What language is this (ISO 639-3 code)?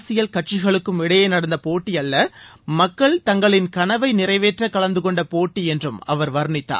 tam